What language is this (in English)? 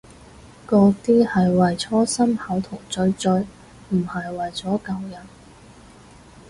Cantonese